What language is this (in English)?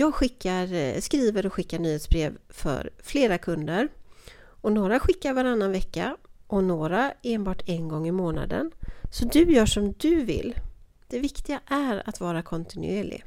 Swedish